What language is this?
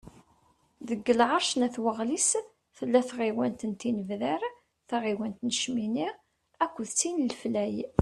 Kabyle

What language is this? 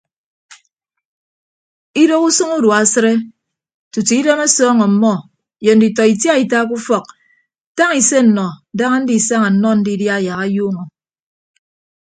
Ibibio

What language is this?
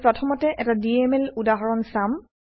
Assamese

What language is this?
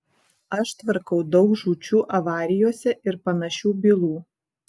Lithuanian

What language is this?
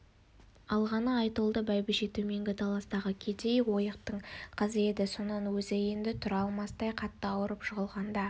Kazakh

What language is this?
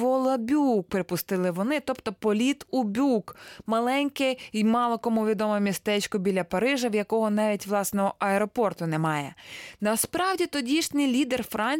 Ukrainian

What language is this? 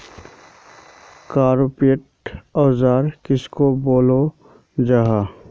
Magahi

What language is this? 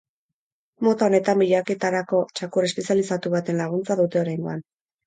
Basque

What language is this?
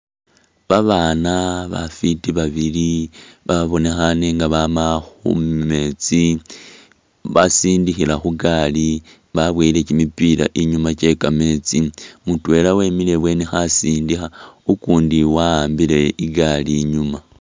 Masaaba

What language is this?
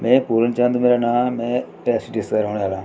Dogri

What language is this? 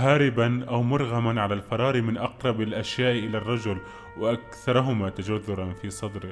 Arabic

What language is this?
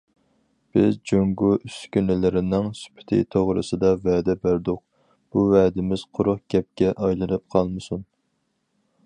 Uyghur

